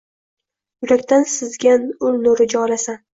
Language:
Uzbek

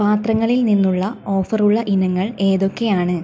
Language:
Malayalam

